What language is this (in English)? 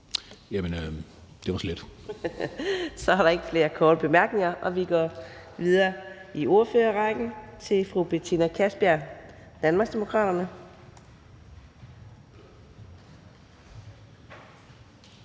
Danish